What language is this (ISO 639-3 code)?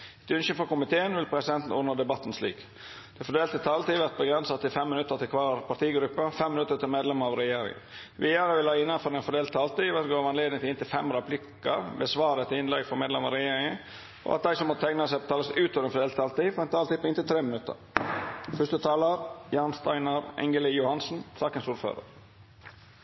nno